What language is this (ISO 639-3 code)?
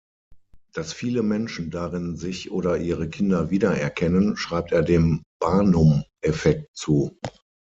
deu